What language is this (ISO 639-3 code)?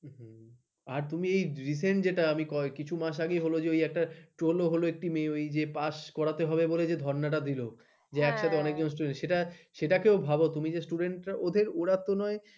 ben